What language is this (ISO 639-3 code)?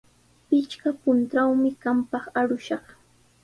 qws